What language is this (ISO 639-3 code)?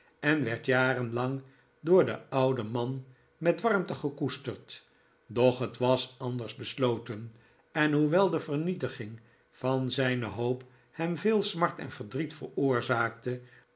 nld